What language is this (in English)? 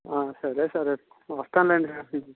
Telugu